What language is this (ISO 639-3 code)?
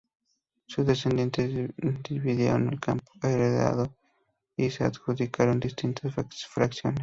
spa